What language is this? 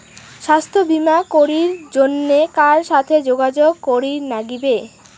Bangla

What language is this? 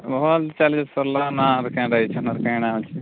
Odia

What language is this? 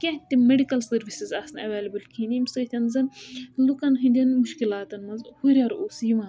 Kashmiri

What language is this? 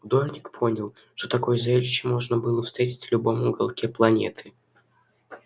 Russian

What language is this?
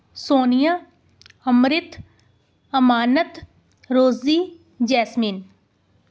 Punjabi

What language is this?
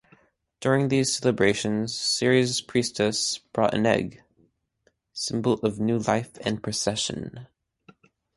English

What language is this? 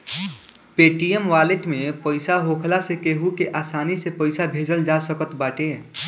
Bhojpuri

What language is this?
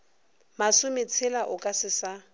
Northern Sotho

